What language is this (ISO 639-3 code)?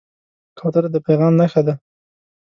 pus